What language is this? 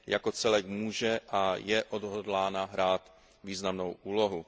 Czech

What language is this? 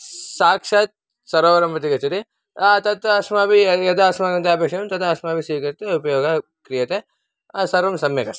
Sanskrit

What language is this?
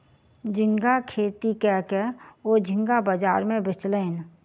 Maithili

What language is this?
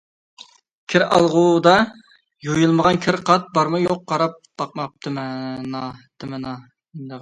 Uyghur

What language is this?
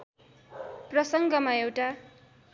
Nepali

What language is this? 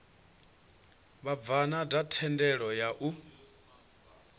Venda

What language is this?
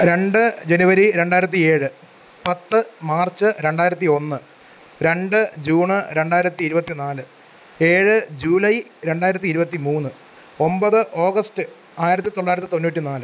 Malayalam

